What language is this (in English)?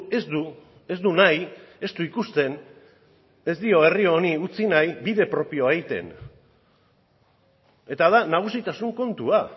Basque